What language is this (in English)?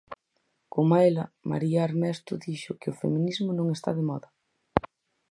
Galician